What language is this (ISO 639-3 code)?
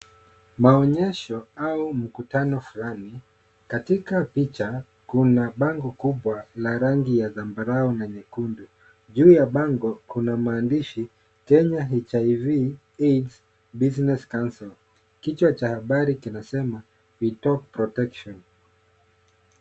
swa